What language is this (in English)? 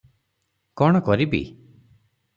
Odia